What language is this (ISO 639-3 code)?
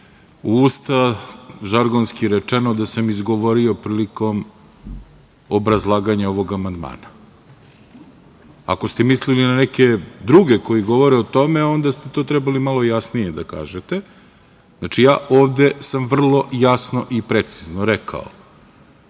srp